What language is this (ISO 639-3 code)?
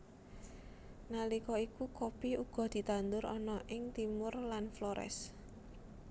jav